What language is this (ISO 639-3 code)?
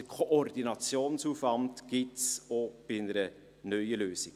gsw